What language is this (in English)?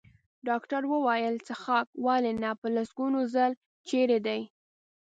Pashto